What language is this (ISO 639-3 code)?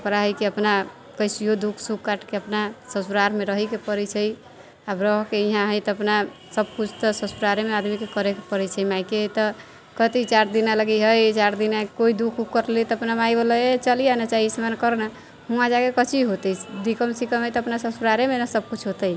mai